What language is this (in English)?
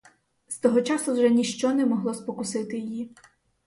Ukrainian